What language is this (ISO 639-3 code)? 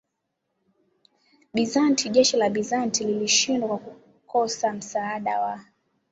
swa